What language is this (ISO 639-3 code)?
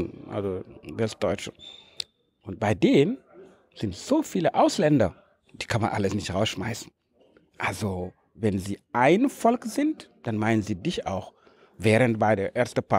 deu